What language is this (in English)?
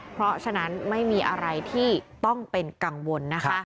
Thai